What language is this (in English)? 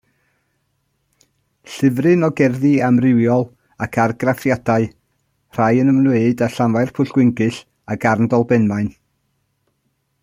Welsh